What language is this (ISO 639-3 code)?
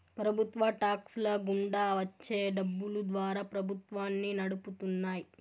tel